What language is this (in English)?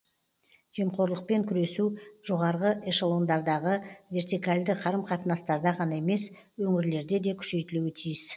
Kazakh